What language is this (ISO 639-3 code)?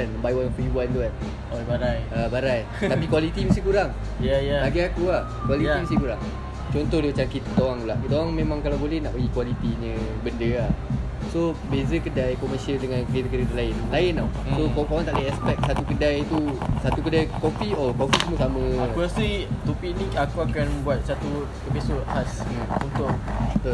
msa